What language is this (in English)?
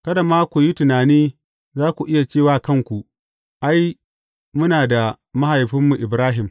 Hausa